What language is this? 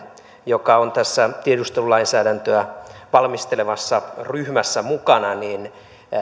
Finnish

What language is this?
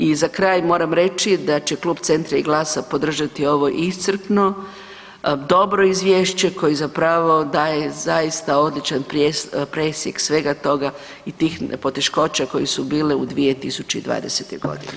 Croatian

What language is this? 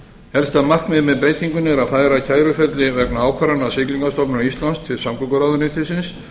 Icelandic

